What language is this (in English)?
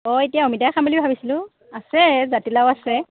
Assamese